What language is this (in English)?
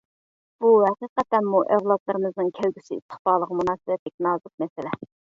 Uyghur